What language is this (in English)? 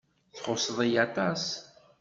Kabyle